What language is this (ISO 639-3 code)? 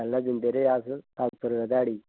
doi